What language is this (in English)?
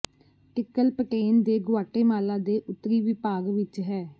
Punjabi